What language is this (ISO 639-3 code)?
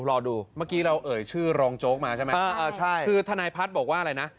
tha